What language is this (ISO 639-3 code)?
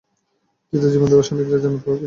ben